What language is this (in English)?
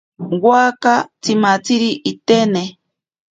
Ashéninka Perené